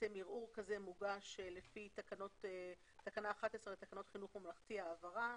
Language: Hebrew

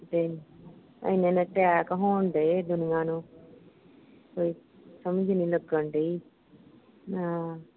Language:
Punjabi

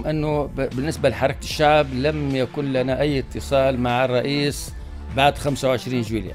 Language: Arabic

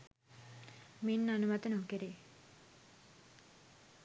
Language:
Sinhala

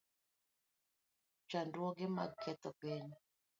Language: Luo (Kenya and Tanzania)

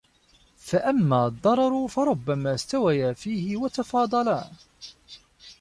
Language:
Arabic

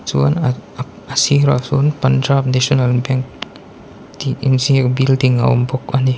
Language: Mizo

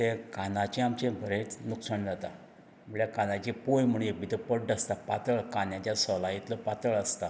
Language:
Konkani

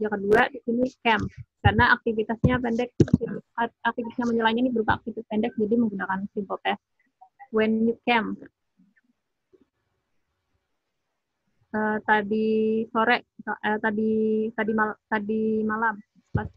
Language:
Indonesian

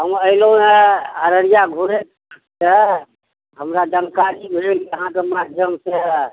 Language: Maithili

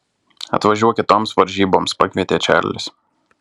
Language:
Lithuanian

